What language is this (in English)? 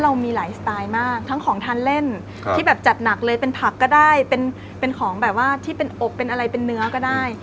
Thai